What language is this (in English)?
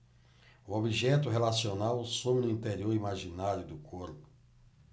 Portuguese